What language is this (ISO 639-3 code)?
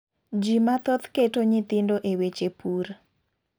luo